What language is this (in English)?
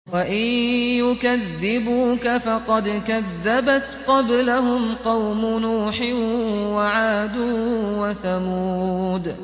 Arabic